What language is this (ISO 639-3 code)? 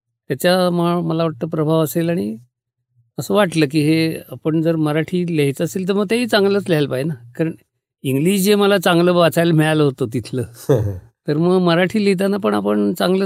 mar